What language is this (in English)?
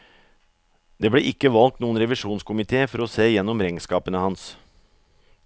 Norwegian